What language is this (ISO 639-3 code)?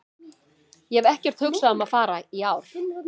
isl